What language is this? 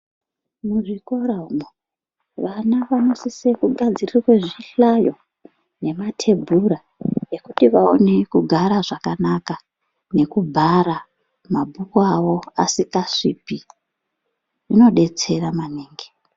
Ndau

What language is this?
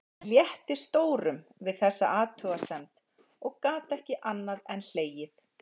Icelandic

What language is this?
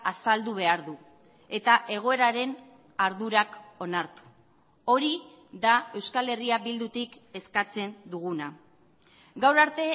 Basque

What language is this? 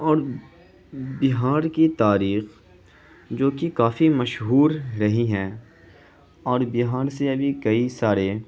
Urdu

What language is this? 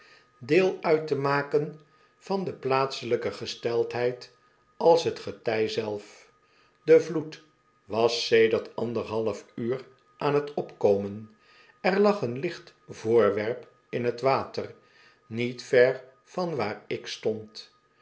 Dutch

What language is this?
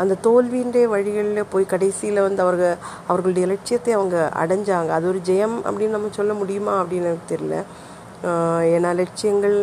Tamil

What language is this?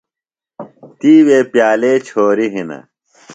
Phalura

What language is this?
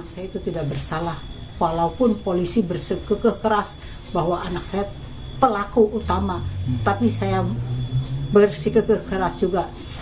Indonesian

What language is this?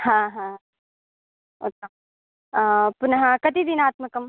Sanskrit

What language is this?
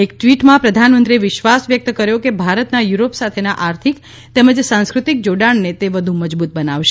Gujarati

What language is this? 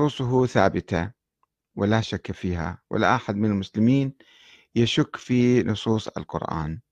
Arabic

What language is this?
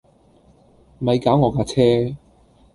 Cantonese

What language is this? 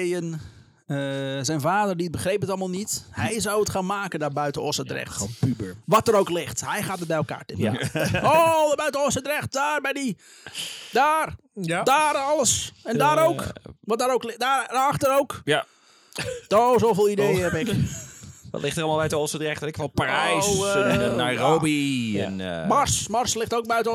Dutch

